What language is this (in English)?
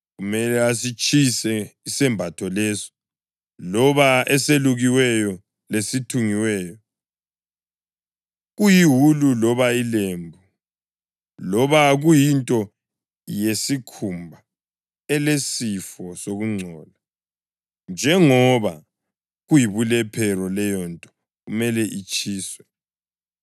North Ndebele